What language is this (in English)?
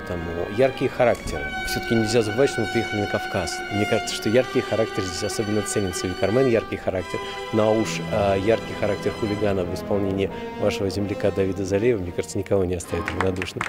Russian